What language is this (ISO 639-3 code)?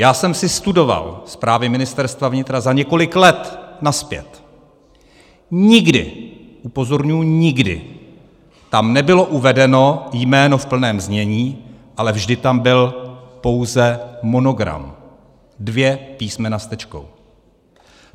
ces